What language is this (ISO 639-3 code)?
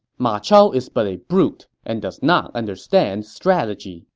eng